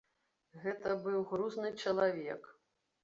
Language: Belarusian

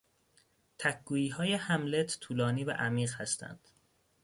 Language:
Persian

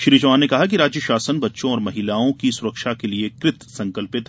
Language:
Hindi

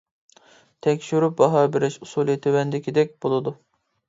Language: Uyghur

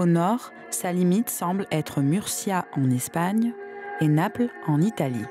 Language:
French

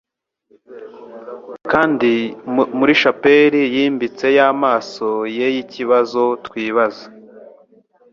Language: Kinyarwanda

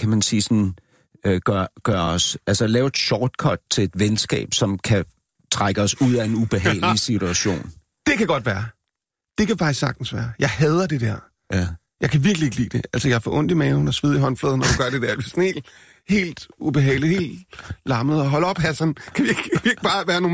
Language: Danish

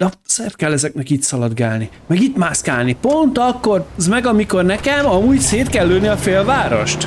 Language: Hungarian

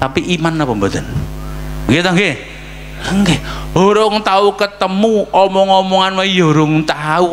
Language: Indonesian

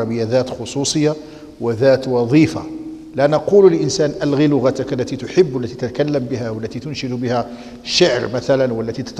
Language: Arabic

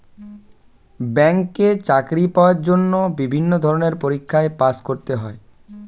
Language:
Bangla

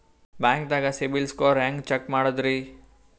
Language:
Kannada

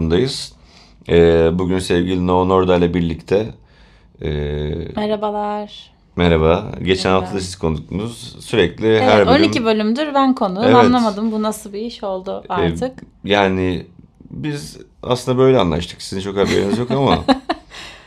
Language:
Turkish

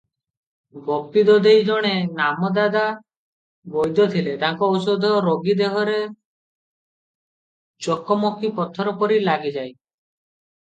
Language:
Odia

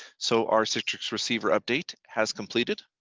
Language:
English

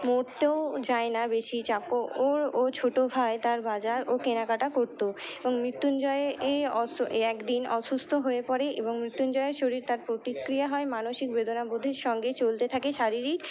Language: Bangla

